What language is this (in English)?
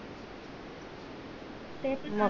Marathi